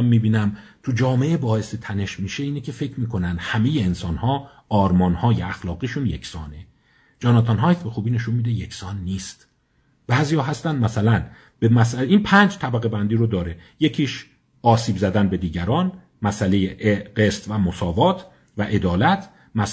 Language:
Persian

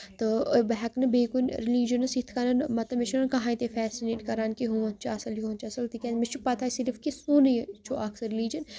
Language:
Kashmiri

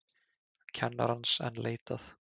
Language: Icelandic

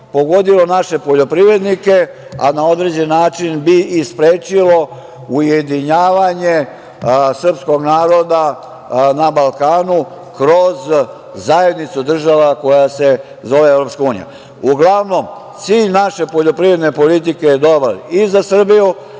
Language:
Serbian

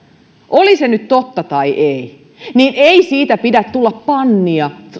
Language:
Finnish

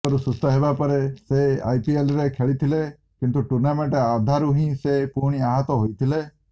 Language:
Odia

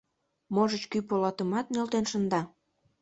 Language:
Mari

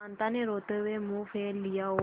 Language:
Hindi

